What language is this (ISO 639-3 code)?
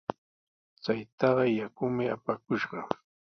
qws